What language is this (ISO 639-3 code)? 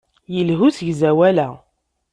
kab